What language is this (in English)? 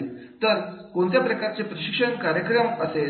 Marathi